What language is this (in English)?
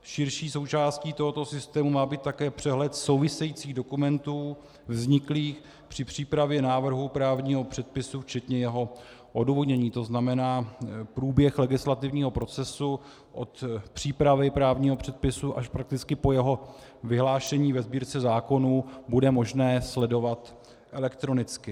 Czech